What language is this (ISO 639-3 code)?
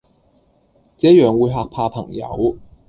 yue